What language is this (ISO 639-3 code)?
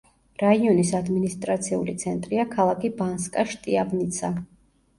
kat